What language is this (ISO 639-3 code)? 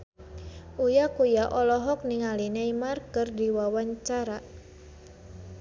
sun